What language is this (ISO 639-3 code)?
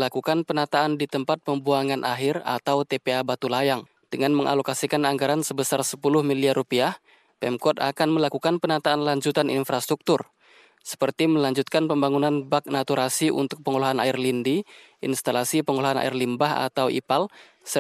ind